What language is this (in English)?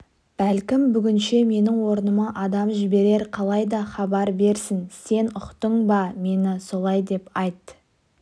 Kazakh